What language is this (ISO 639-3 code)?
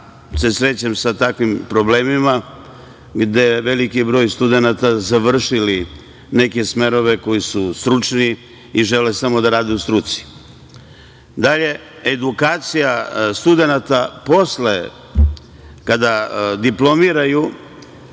srp